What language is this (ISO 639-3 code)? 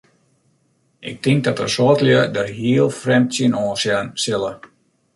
fry